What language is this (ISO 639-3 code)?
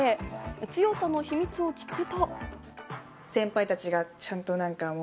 jpn